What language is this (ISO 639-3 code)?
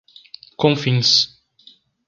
por